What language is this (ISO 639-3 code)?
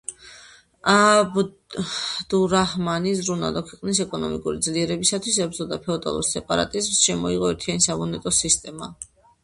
kat